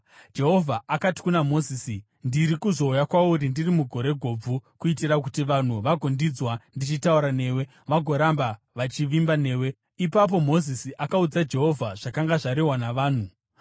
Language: Shona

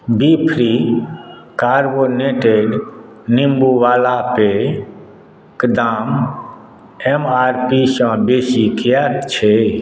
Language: Maithili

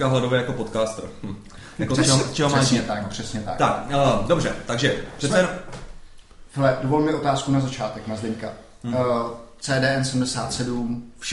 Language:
Czech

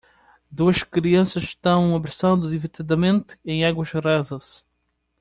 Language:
Portuguese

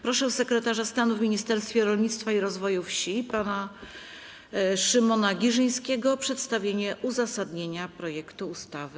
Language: Polish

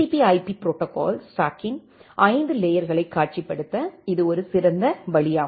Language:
Tamil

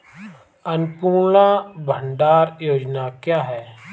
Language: Hindi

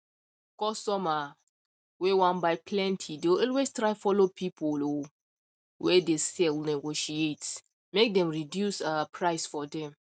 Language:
Nigerian Pidgin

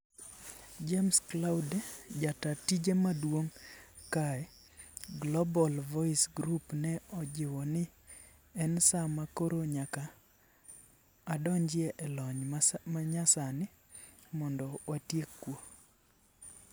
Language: Luo (Kenya and Tanzania)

